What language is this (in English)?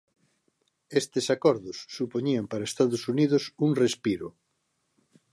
Galician